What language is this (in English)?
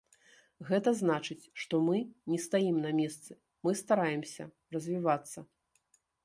Belarusian